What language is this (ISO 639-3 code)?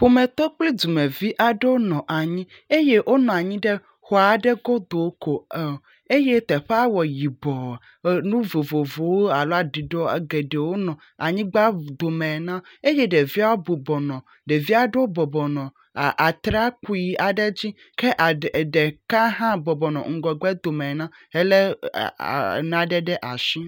ewe